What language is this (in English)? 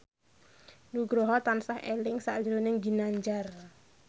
Javanese